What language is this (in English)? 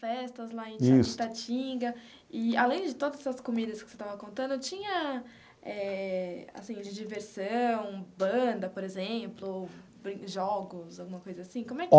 Portuguese